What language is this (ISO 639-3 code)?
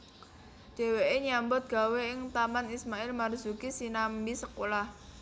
jav